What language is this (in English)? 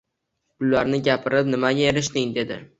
Uzbek